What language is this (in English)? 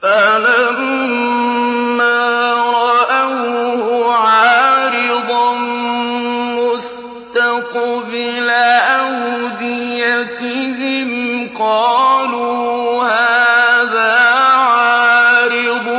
Arabic